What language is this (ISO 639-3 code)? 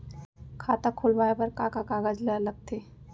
hne